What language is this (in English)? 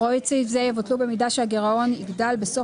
Hebrew